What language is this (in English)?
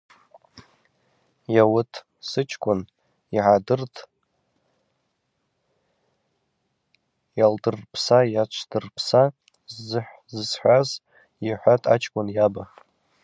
Abaza